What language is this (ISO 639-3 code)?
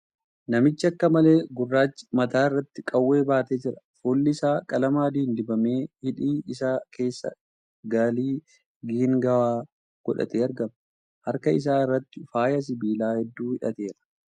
orm